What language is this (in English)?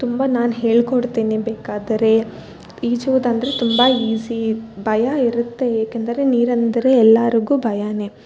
Kannada